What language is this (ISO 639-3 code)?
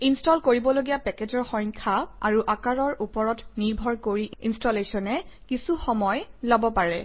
asm